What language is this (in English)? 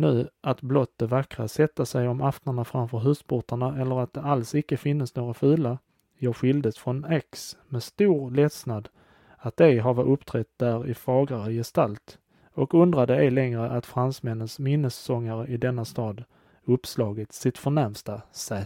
Swedish